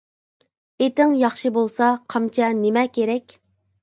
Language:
Uyghur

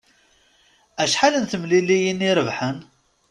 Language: Kabyle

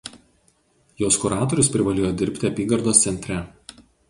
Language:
Lithuanian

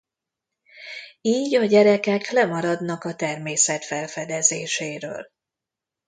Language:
Hungarian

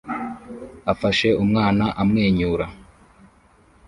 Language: Kinyarwanda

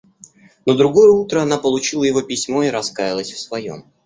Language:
Russian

